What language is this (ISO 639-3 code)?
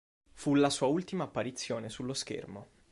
ita